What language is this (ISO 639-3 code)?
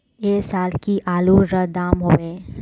mag